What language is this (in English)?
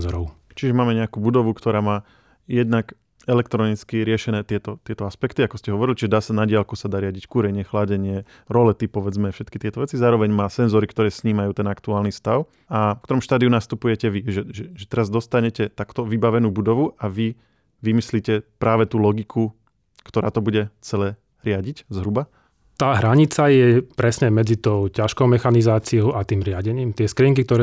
Slovak